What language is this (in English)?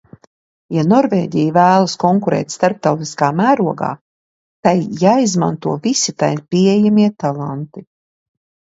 Latvian